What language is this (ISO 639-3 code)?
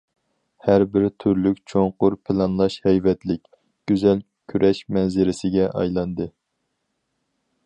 uig